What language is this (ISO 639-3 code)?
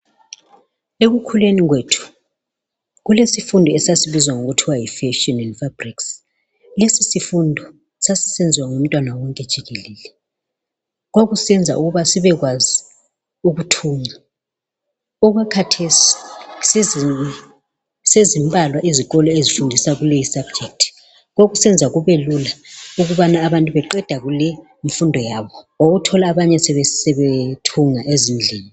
nde